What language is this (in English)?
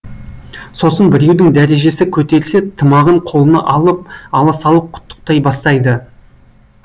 Kazakh